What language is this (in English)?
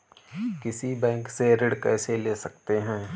Hindi